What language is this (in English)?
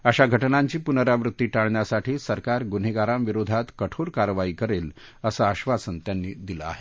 Marathi